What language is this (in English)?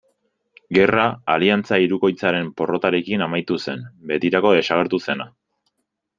Basque